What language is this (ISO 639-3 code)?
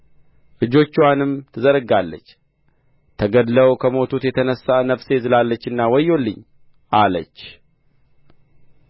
amh